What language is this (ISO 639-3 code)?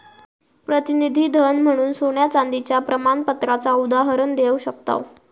mar